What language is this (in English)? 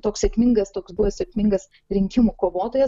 Lithuanian